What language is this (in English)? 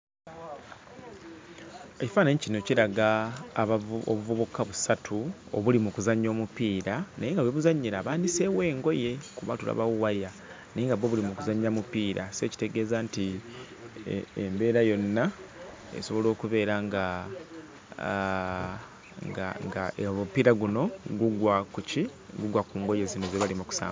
Ganda